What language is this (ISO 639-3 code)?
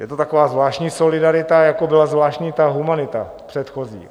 ces